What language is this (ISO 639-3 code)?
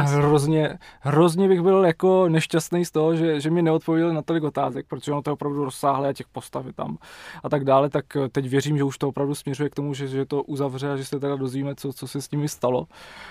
ces